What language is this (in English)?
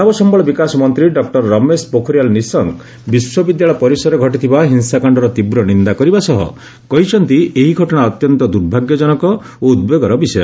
Odia